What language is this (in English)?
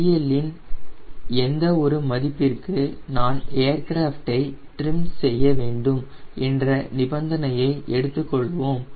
Tamil